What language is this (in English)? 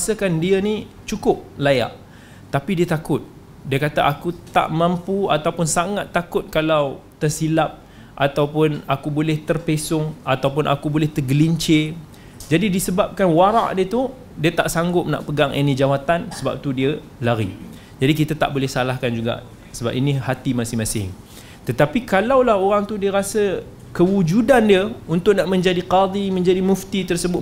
Malay